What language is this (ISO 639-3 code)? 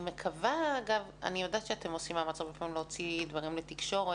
heb